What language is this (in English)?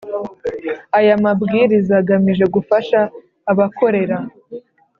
Kinyarwanda